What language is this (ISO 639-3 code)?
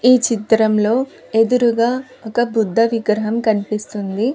tel